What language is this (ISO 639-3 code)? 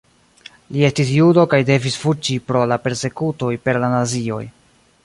epo